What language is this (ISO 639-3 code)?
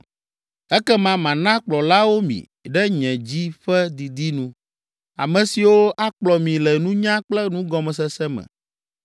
ewe